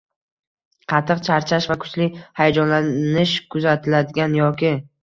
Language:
Uzbek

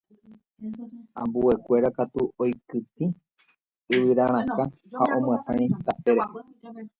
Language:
Guarani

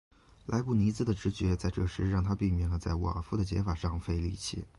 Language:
Chinese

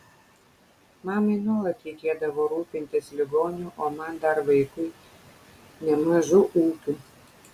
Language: Lithuanian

